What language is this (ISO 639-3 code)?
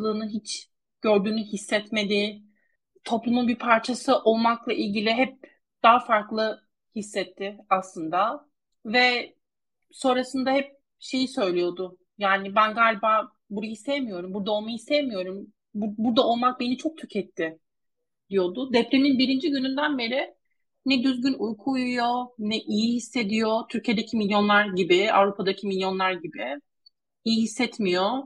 tur